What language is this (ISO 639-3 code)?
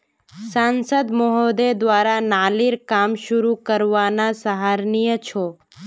mag